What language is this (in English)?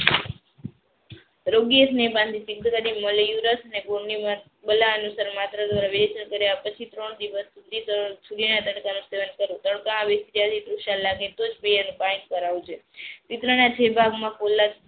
Gujarati